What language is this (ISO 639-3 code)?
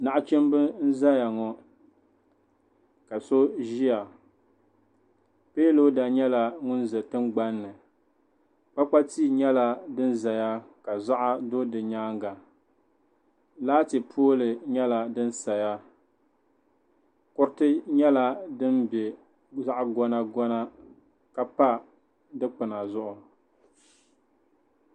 dag